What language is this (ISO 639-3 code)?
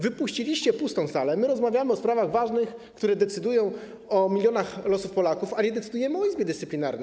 pol